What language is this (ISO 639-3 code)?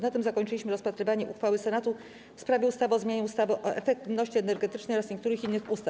pol